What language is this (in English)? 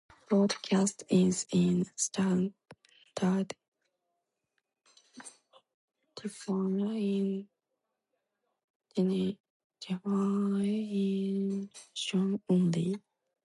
English